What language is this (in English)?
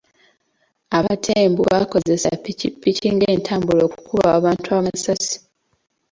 Ganda